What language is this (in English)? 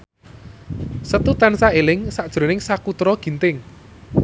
Javanese